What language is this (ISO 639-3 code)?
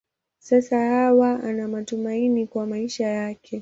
swa